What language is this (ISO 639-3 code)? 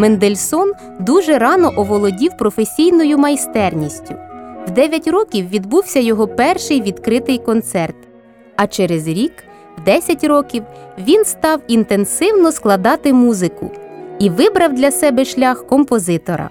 ukr